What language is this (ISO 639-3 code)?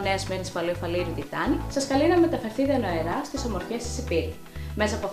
ell